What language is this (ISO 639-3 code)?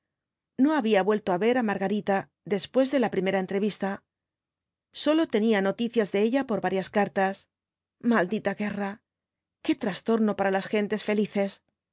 spa